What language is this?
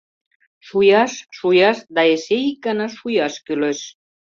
Mari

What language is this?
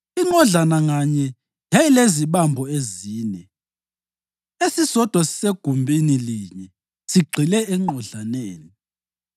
North Ndebele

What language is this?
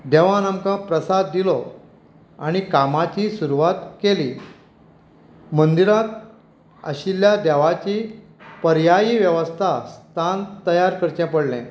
Konkani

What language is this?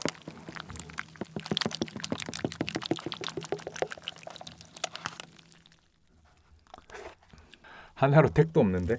Korean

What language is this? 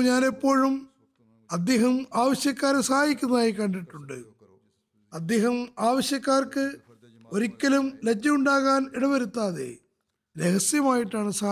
Malayalam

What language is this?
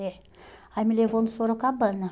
Portuguese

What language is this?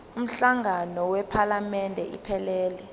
Zulu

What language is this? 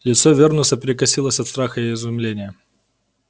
Russian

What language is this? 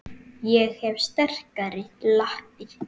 Icelandic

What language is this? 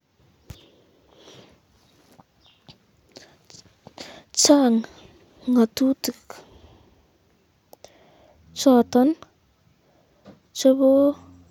Kalenjin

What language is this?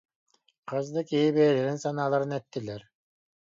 Yakut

